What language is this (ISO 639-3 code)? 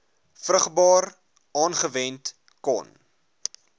afr